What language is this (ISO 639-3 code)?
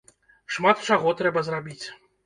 bel